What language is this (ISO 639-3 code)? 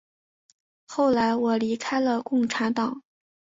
zho